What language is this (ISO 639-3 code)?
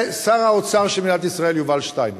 heb